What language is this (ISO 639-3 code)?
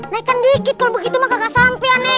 ind